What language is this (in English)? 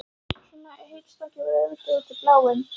Icelandic